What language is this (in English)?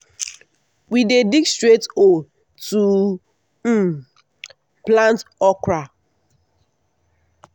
Nigerian Pidgin